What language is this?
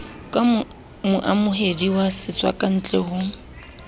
Southern Sotho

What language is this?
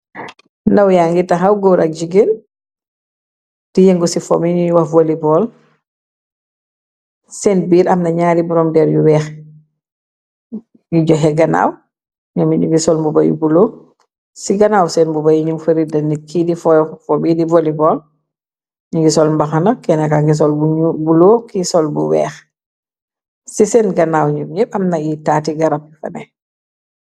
Wolof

